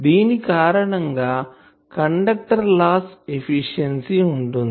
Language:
Telugu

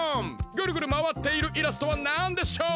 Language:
Japanese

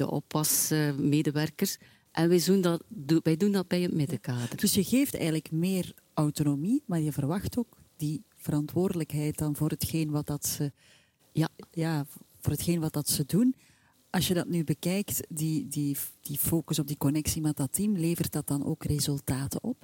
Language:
Dutch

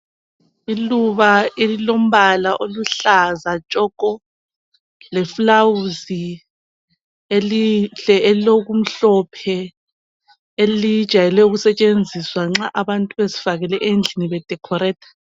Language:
North Ndebele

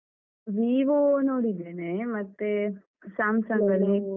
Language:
Kannada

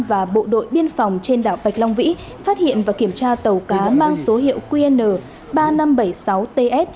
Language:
Vietnamese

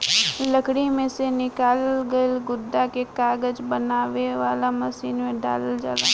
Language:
Bhojpuri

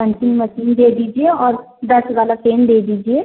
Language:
Hindi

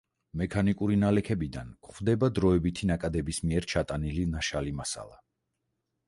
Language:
Georgian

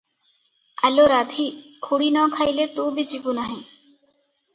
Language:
Odia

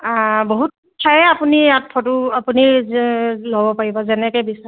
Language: Assamese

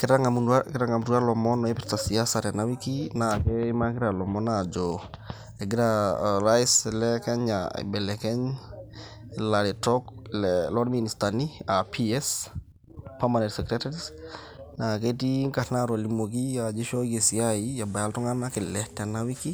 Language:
Masai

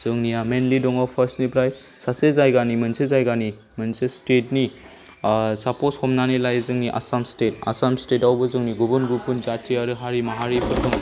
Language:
Bodo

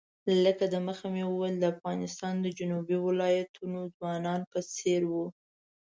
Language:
Pashto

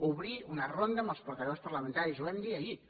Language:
Catalan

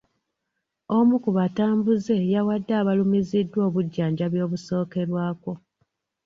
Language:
Ganda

